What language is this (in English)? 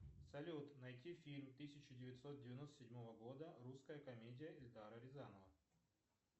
Russian